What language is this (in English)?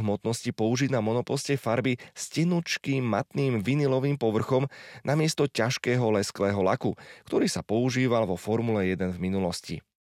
Slovak